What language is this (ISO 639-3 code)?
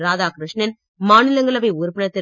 tam